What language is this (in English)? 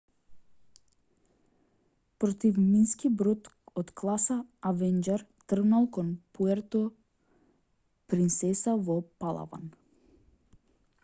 Macedonian